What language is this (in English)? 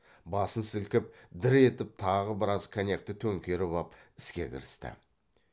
Kazakh